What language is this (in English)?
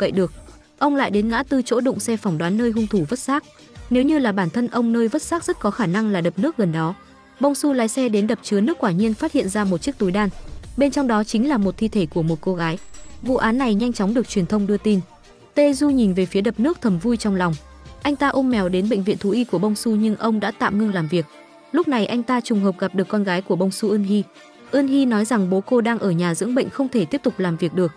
Vietnamese